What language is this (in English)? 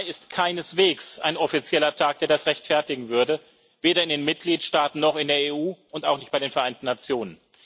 German